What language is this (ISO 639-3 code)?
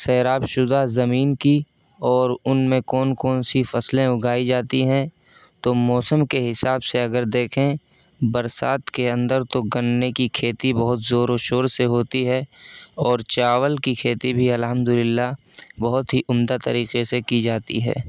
urd